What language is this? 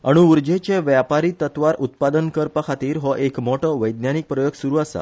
Konkani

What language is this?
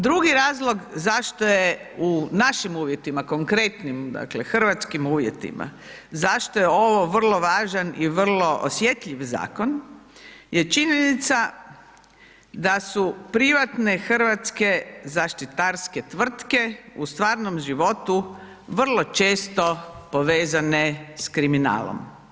Croatian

